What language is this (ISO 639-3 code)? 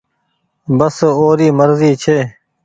gig